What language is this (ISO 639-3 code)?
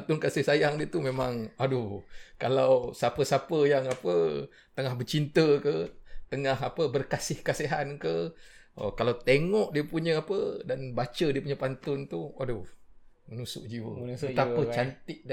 msa